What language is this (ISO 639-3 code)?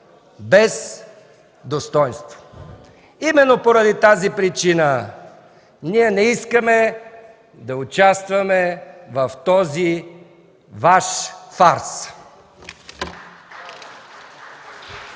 bul